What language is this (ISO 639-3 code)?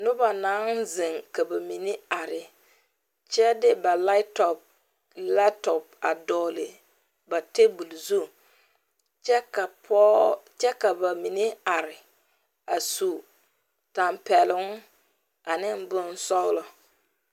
dga